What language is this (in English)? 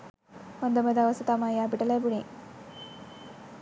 Sinhala